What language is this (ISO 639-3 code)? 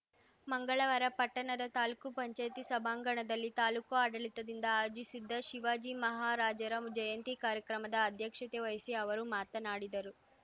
kan